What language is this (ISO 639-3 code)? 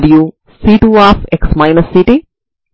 tel